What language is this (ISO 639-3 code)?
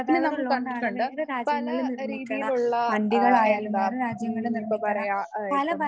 mal